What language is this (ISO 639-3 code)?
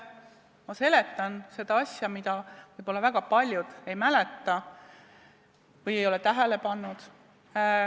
est